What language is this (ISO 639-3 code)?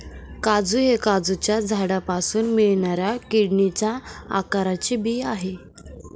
mar